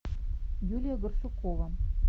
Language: Russian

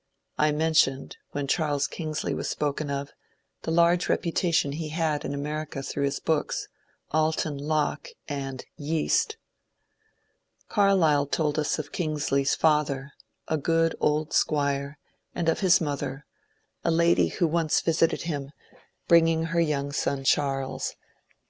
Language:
English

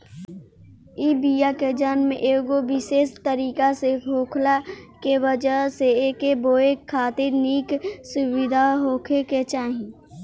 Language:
Bhojpuri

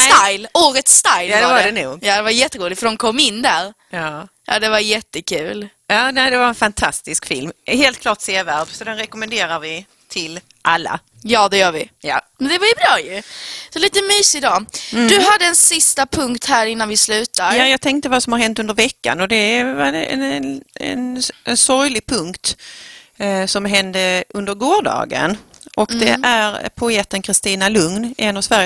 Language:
Swedish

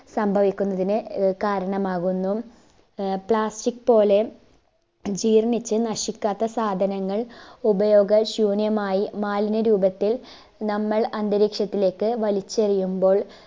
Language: Malayalam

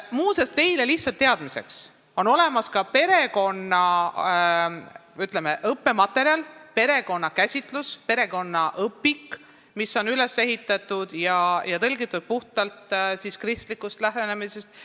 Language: Estonian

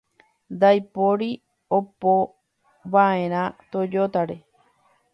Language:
Guarani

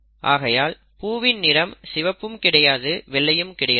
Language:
Tamil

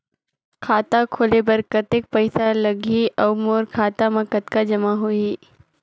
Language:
Chhattisgarhi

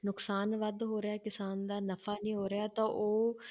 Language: Punjabi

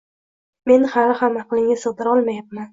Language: Uzbek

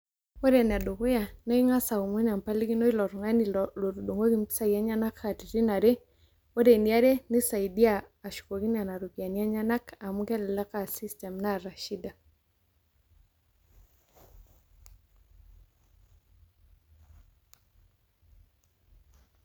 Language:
Masai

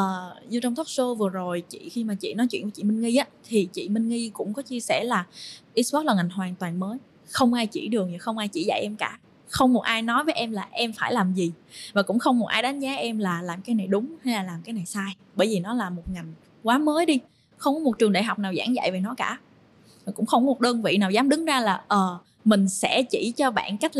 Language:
Vietnamese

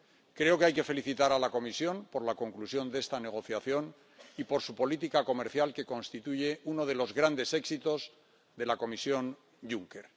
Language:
Spanish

